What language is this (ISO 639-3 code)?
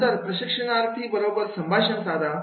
mar